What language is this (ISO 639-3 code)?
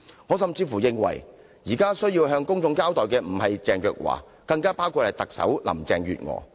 yue